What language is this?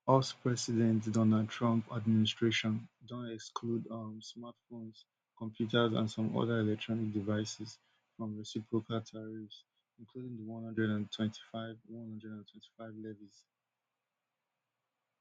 Nigerian Pidgin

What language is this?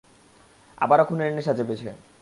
Bangla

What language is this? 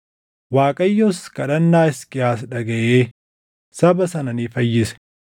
Oromo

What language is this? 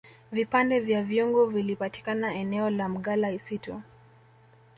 Swahili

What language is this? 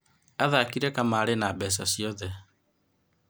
Kikuyu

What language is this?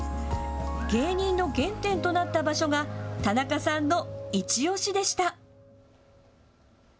Japanese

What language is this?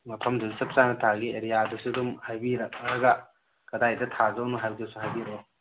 Manipuri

